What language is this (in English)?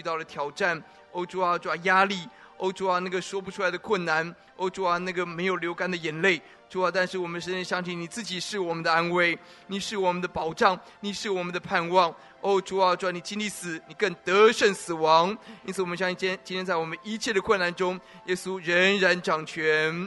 Chinese